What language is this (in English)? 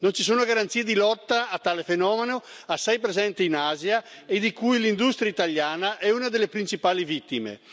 Italian